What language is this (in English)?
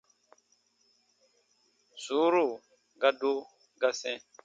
Baatonum